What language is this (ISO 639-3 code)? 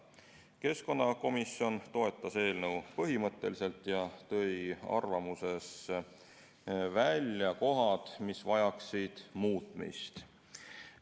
est